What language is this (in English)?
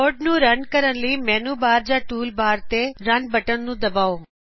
Punjabi